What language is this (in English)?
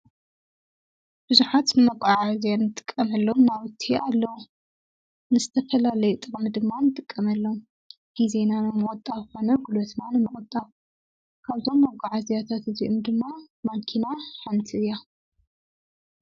Tigrinya